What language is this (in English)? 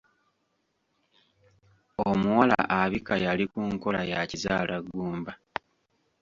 Ganda